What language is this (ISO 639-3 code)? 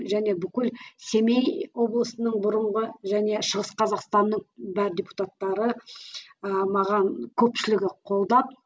kaz